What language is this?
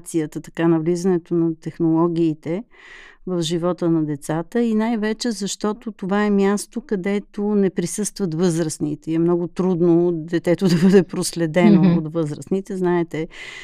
Bulgarian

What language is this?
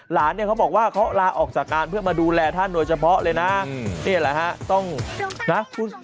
Thai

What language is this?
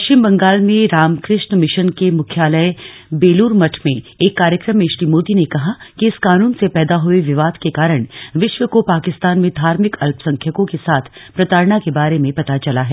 Hindi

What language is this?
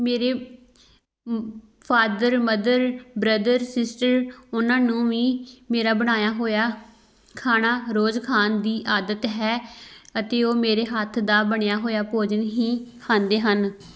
Punjabi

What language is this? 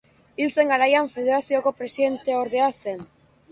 Basque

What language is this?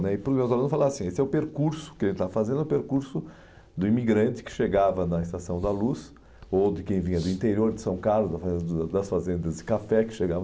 Portuguese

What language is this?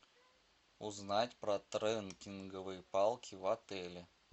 Russian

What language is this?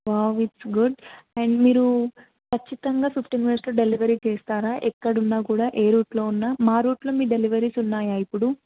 Telugu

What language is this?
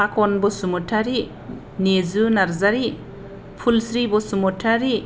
Bodo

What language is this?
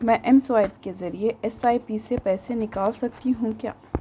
Urdu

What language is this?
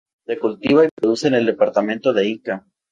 Spanish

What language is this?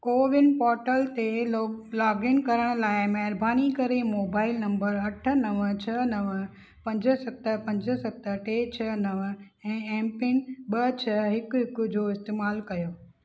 Sindhi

